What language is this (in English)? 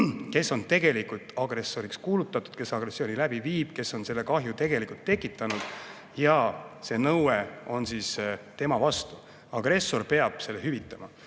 Estonian